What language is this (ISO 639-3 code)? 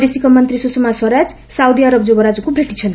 ori